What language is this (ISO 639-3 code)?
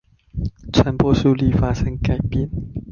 zho